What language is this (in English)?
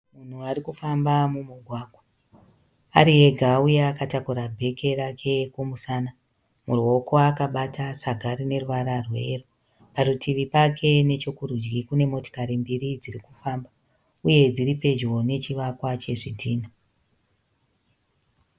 Shona